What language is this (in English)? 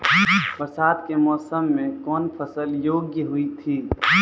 Maithili